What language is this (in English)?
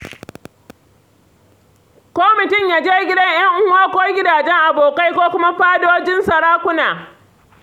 Hausa